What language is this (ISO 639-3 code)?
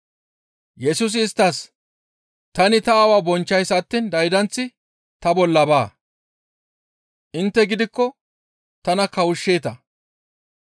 gmv